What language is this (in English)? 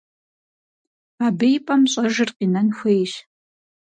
Kabardian